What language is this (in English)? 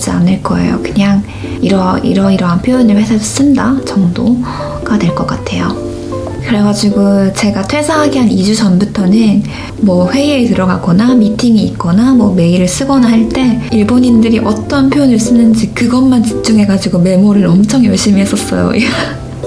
Korean